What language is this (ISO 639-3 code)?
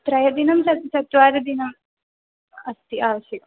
san